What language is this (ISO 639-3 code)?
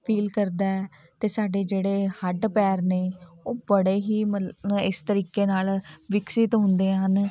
pan